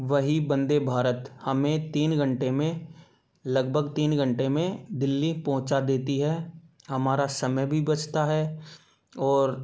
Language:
Hindi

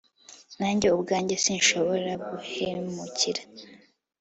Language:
Kinyarwanda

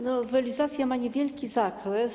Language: Polish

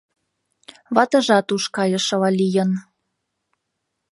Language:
Mari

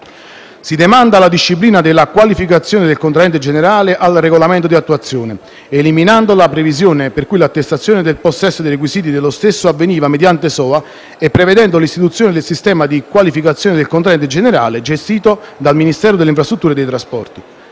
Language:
Italian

